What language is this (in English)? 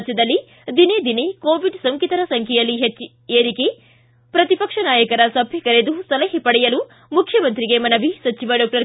Kannada